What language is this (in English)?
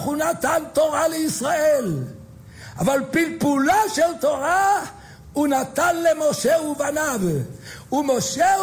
Hebrew